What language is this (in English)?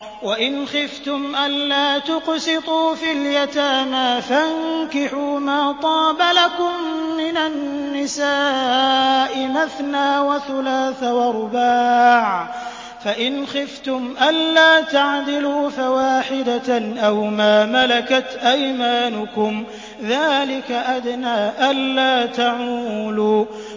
Arabic